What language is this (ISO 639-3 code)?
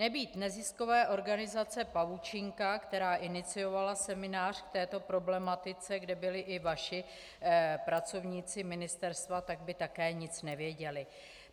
ces